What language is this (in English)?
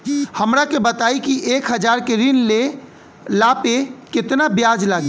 Bhojpuri